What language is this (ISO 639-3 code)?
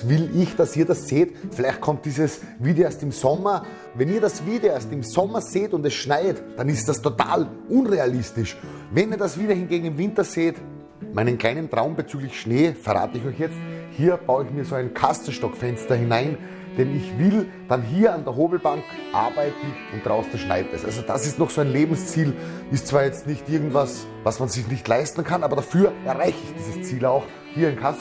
deu